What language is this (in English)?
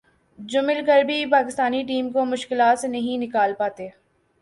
Urdu